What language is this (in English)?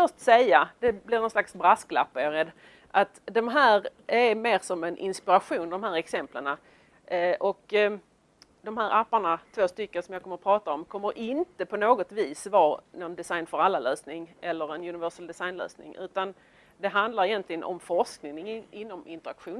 Swedish